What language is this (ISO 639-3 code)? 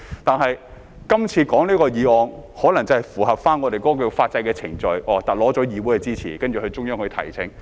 yue